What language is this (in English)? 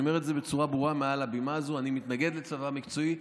Hebrew